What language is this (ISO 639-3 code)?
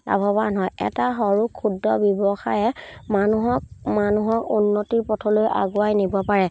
asm